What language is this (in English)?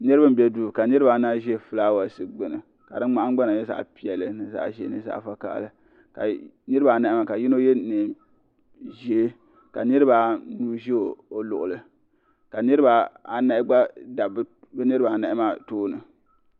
Dagbani